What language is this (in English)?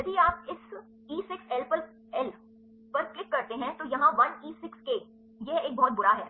Hindi